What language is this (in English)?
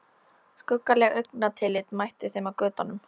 Icelandic